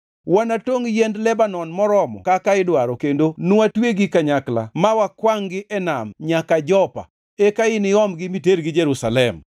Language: Luo (Kenya and Tanzania)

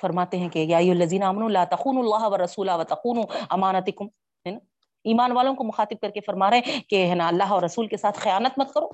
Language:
Urdu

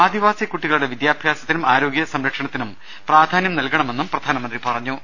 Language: Malayalam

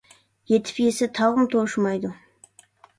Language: Uyghur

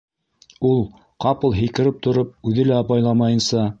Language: Bashkir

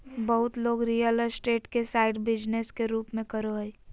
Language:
Magahi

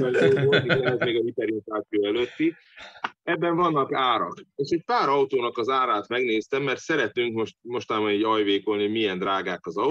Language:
Hungarian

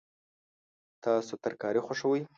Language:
Pashto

